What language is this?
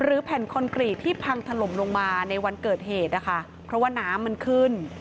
Thai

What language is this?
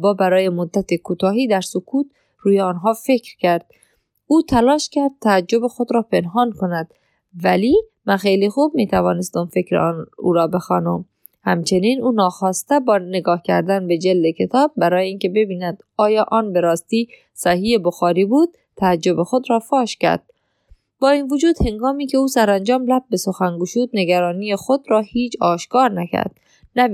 Persian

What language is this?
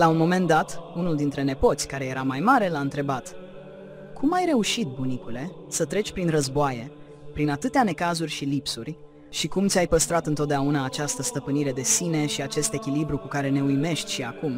Romanian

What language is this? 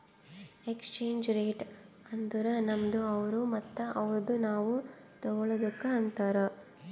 Kannada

